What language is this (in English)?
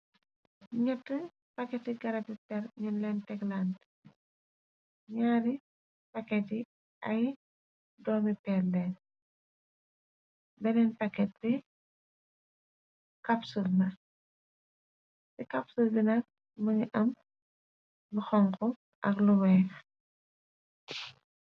Wolof